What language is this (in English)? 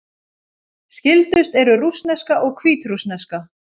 Icelandic